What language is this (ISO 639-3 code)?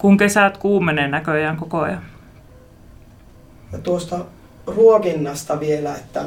fin